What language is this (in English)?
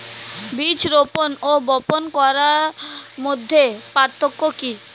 Bangla